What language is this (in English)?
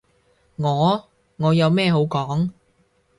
Cantonese